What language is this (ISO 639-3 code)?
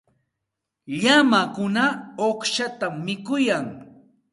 qxt